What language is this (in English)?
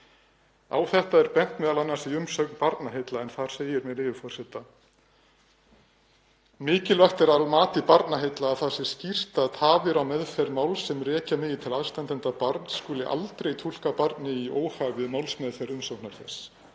Icelandic